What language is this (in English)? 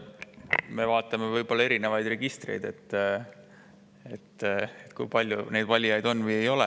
Estonian